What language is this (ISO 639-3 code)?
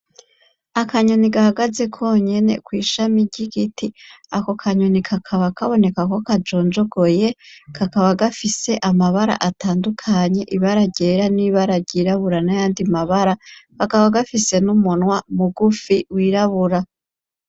run